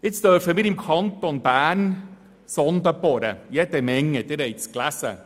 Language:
Swiss German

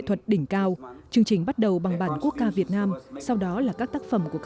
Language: Vietnamese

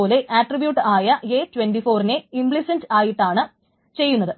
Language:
Malayalam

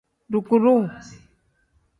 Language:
Tem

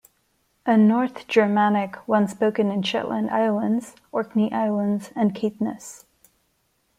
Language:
English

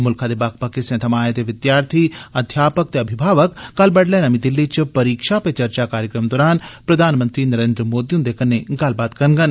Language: Dogri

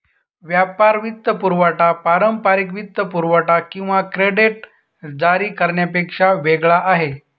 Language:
Marathi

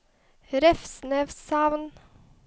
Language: Norwegian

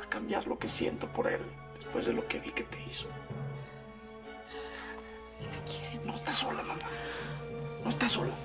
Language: Spanish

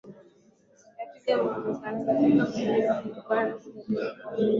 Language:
Swahili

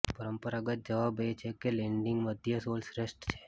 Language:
Gujarati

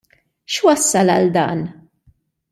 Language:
Maltese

